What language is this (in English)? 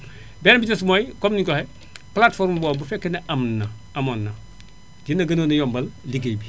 Wolof